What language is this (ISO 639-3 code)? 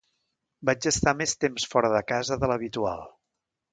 cat